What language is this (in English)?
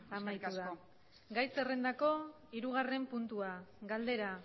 Basque